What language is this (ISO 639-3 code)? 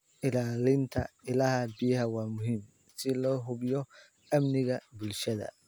som